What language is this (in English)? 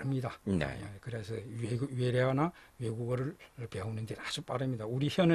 Korean